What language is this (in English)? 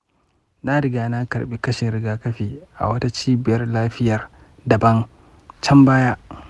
Hausa